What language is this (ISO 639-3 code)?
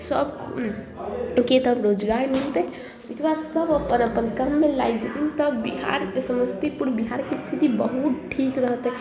mai